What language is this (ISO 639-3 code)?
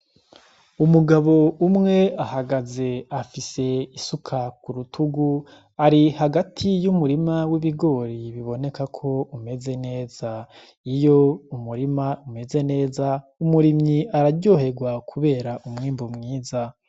run